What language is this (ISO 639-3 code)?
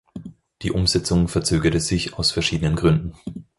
deu